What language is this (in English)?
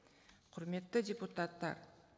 Kazakh